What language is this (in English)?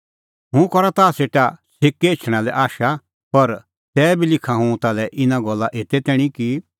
Kullu Pahari